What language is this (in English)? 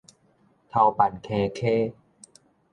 Min Nan Chinese